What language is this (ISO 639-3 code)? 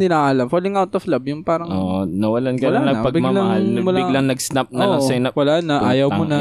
fil